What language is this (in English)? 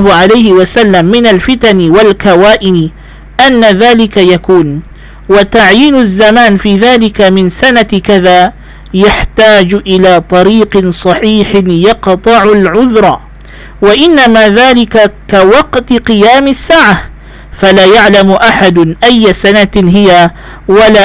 Malay